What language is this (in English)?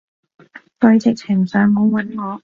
Cantonese